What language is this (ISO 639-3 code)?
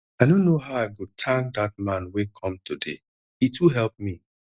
pcm